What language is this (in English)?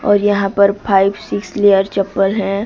Hindi